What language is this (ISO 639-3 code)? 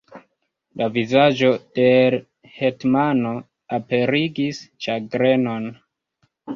epo